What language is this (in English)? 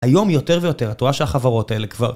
Hebrew